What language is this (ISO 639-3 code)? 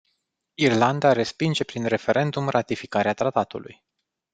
ron